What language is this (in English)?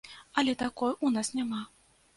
Belarusian